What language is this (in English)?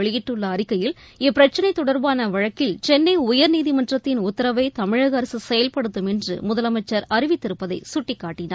Tamil